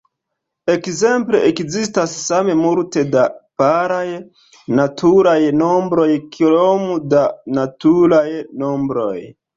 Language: Esperanto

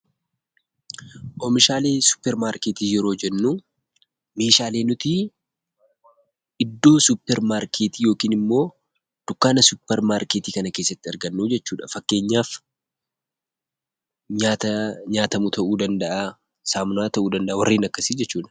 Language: Oromo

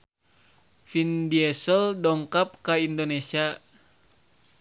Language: Sundanese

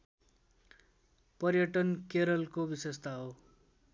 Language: Nepali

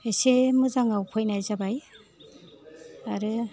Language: Bodo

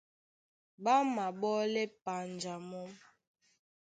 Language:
Duala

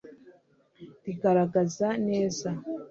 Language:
Kinyarwanda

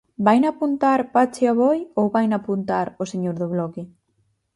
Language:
Galician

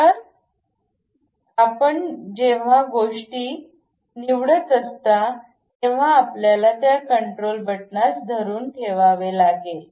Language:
Marathi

